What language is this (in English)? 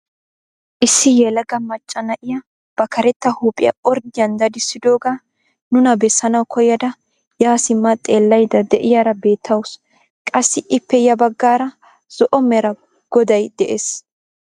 Wolaytta